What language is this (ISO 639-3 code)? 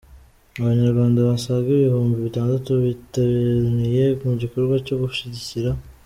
kin